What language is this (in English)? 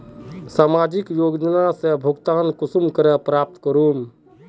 Magahi